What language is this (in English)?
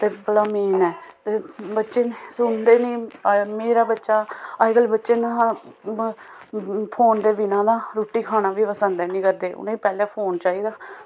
Dogri